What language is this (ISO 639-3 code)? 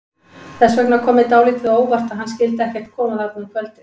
isl